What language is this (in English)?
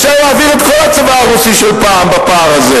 Hebrew